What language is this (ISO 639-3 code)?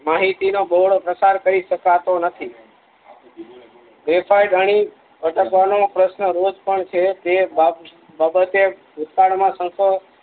guj